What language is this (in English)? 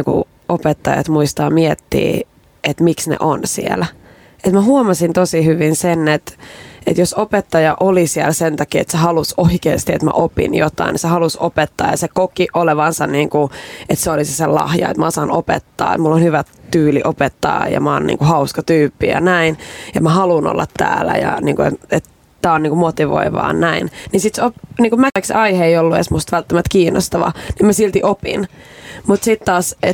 Finnish